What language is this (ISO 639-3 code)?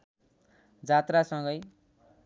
nep